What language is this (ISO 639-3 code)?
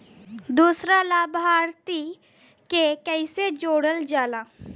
bho